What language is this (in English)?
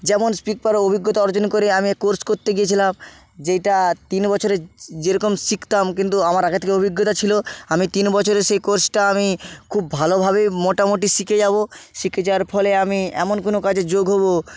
Bangla